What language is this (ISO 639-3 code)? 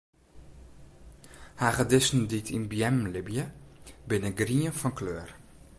fry